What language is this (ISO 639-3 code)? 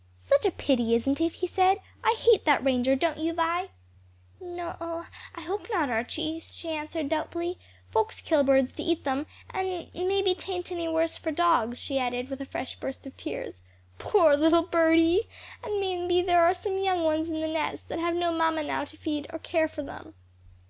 eng